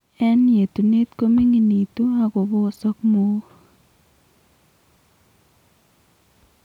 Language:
Kalenjin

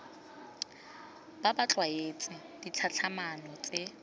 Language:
Tswana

